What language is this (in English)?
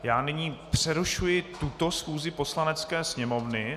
Czech